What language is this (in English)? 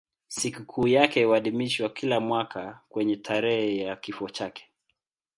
Swahili